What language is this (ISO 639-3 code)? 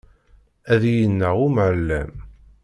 kab